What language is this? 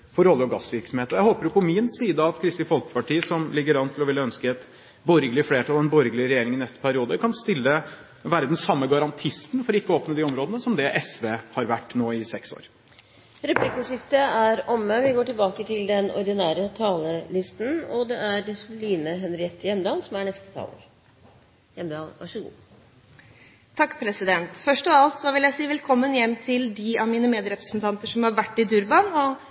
Norwegian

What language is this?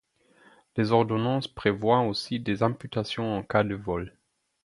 French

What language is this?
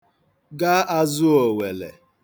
Igbo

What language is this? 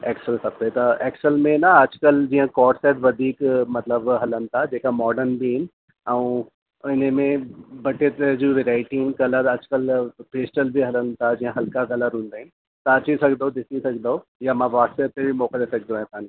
Sindhi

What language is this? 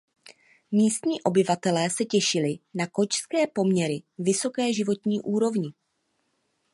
Czech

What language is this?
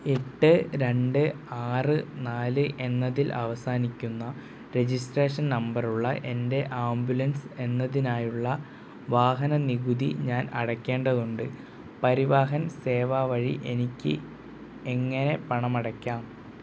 Malayalam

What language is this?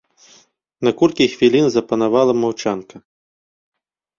Belarusian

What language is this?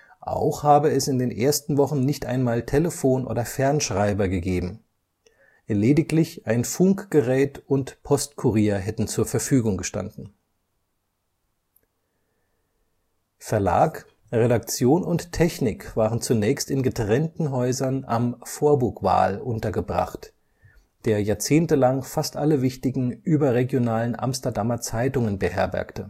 German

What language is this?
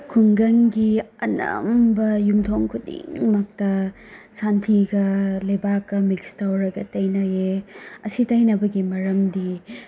Manipuri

